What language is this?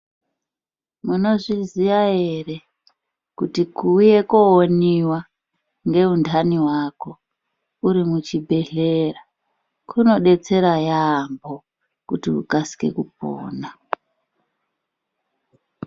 Ndau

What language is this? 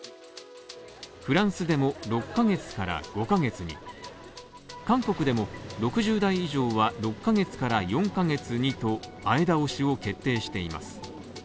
Japanese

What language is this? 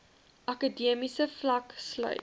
Afrikaans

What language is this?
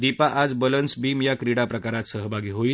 Marathi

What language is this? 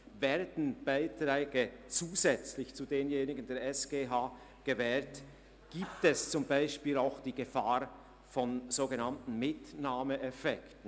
Swiss German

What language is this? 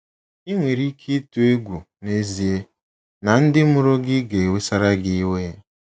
Igbo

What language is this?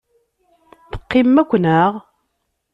Kabyle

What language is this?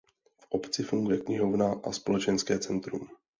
Czech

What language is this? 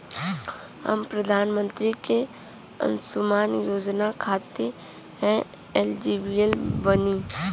Bhojpuri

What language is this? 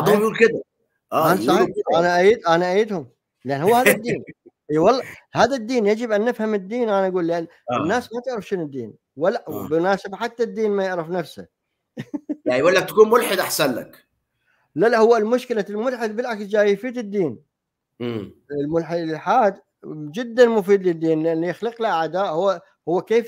Arabic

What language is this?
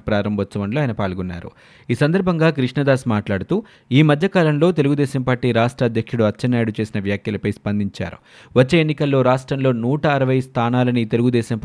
Telugu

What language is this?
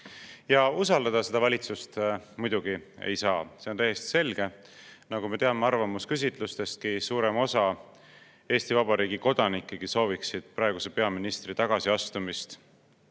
Estonian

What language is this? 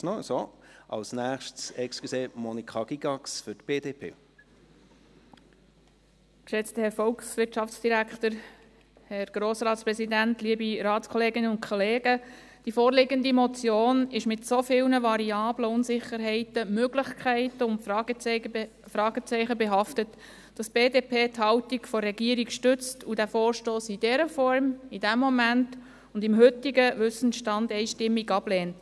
Swiss German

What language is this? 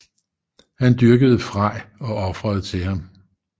Danish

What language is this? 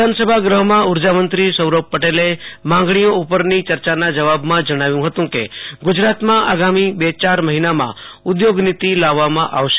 Gujarati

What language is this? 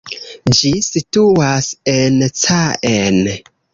Esperanto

